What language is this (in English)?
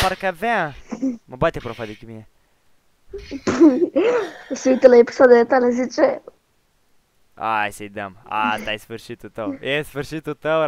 Romanian